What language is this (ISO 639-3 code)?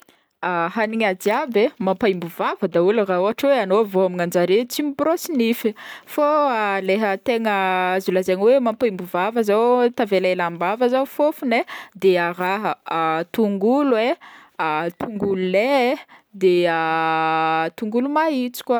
bmm